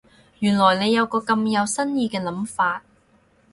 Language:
Cantonese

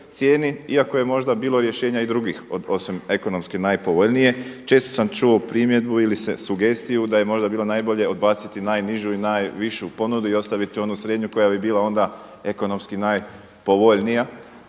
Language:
Croatian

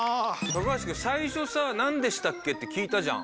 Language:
Japanese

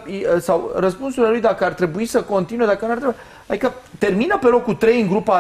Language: Romanian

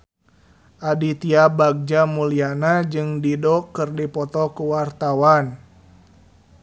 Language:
Sundanese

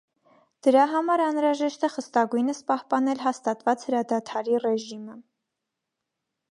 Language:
Armenian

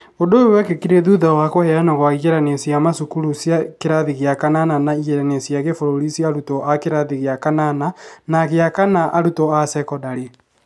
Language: Kikuyu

